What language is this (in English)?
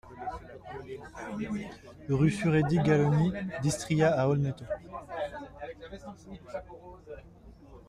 French